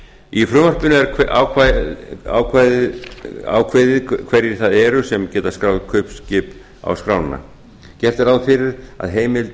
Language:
Icelandic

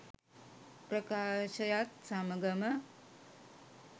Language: Sinhala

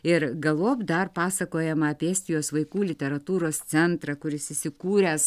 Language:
Lithuanian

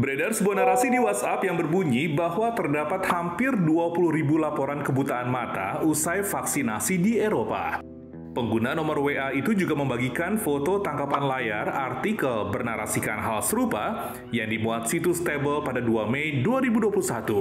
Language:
Indonesian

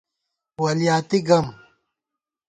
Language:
Gawar-Bati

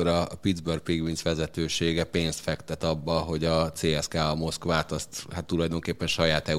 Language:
Hungarian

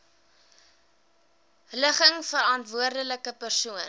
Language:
Afrikaans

